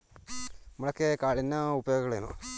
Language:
Kannada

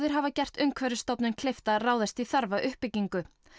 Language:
Icelandic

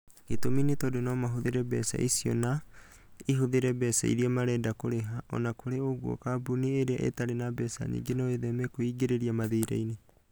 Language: Kikuyu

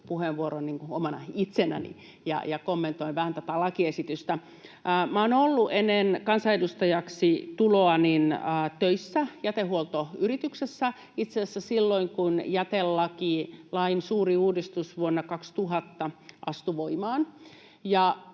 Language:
Finnish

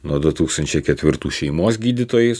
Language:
Lithuanian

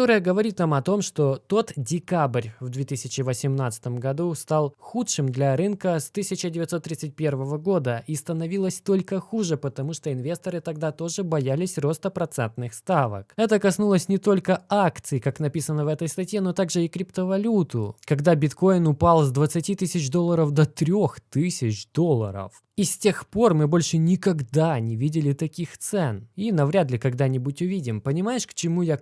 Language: Russian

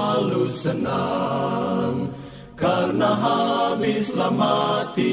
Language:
Indonesian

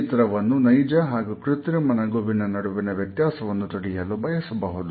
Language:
Kannada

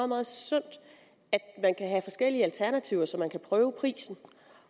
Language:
Danish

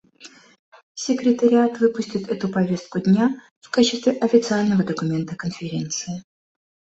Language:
Russian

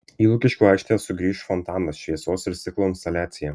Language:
Lithuanian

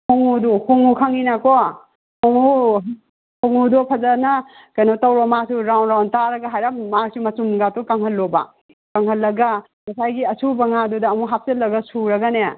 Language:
Manipuri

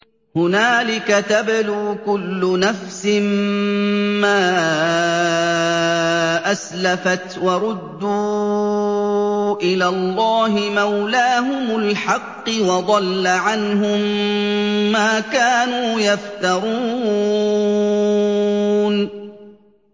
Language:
Arabic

